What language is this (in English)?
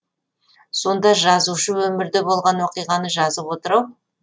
Kazakh